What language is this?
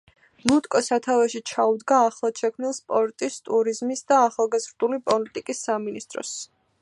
Georgian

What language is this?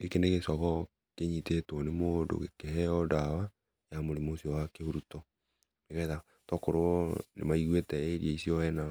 Kikuyu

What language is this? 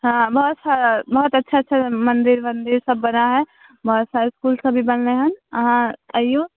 Maithili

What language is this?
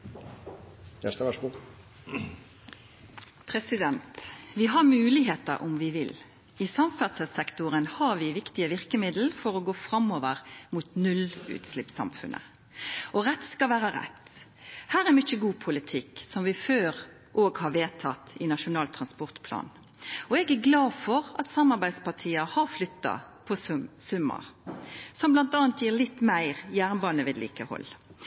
Norwegian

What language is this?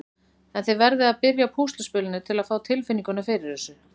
Icelandic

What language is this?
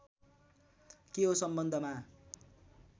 Nepali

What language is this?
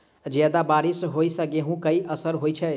Maithili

